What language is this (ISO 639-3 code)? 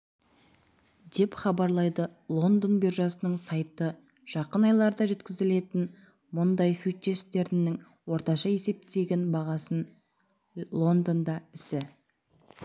kaz